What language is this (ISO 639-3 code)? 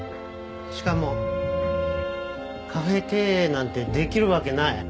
jpn